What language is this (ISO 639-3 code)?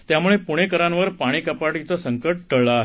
mar